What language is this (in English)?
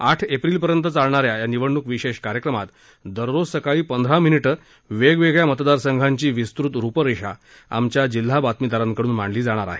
Marathi